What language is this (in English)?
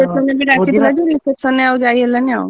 Odia